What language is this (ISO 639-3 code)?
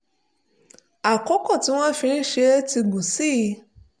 yor